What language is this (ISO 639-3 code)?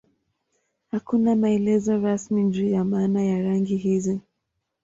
swa